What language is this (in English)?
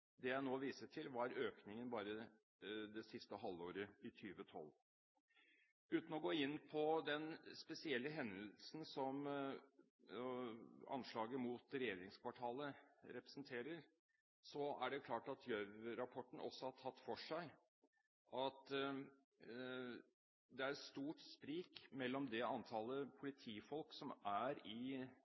Norwegian Bokmål